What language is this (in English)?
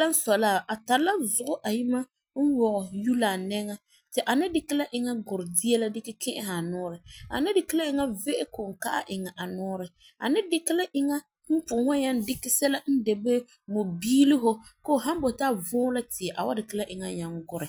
Frafra